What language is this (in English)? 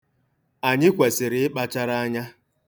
Igbo